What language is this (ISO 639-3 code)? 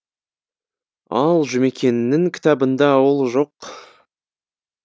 kaz